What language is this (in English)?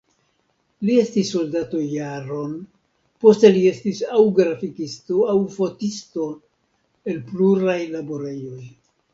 Esperanto